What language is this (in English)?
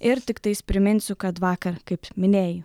Lithuanian